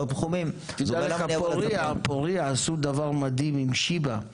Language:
Hebrew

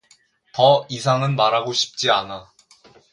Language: Korean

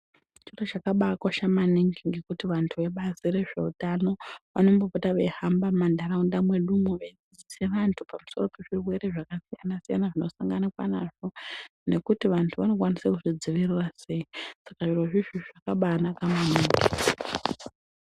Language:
Ndau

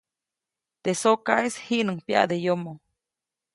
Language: Copainalá Zoque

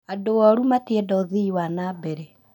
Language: Kikuyu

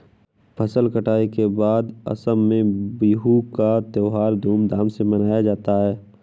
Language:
Hindi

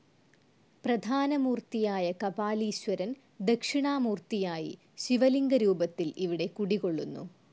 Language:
Malayalam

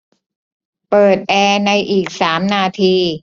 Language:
Thai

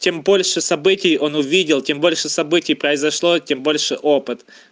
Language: Russian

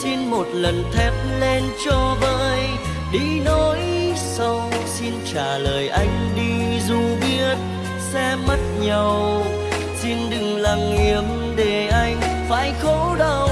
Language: Vietnamese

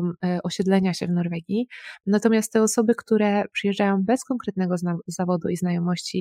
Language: Polish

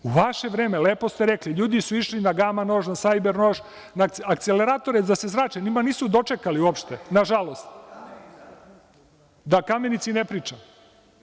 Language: Serbian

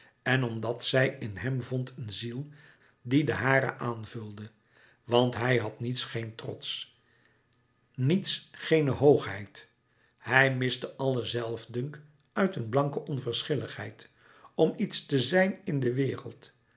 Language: Dutch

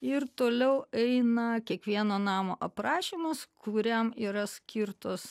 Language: Lithuanian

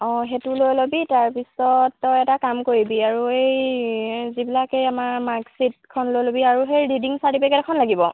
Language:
Assamese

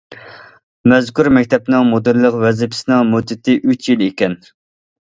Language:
Uyghur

